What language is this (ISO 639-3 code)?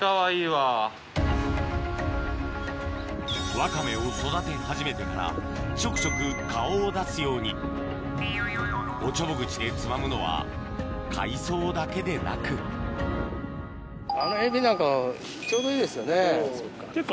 jpn